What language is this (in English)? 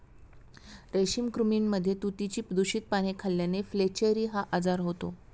Marathi